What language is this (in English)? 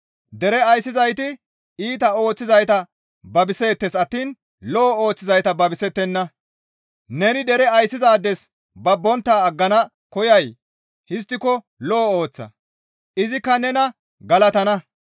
Gamo